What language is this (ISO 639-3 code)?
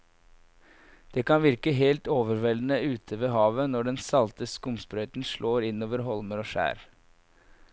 nor